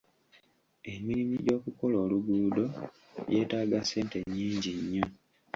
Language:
Ganda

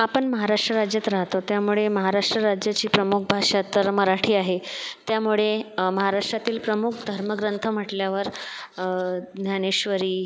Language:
Marathi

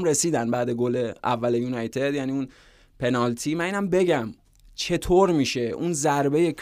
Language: Persian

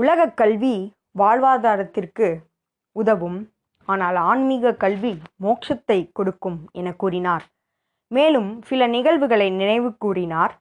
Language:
Tamil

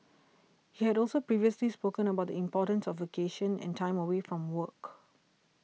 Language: English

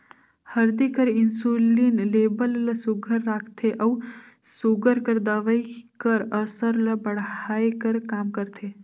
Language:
Chhattisgarhi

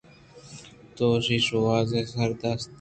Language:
Eastern Balochi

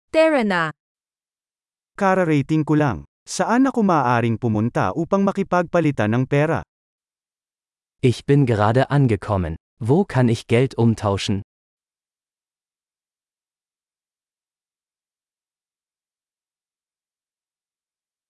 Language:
Filipino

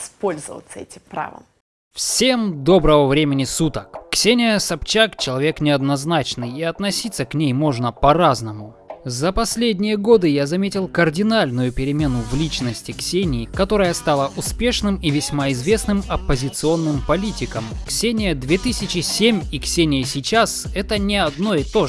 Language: Russian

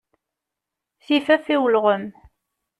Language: Kabyle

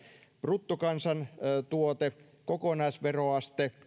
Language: Finnish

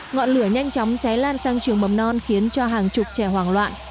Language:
Vietnamese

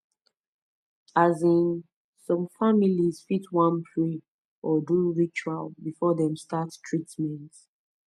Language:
Nigerian Pidgin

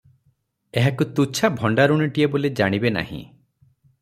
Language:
Odia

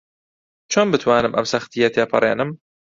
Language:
Central Kurdish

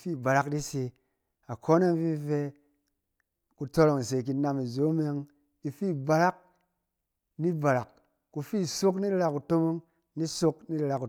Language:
Cen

